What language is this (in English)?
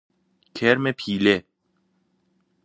Persian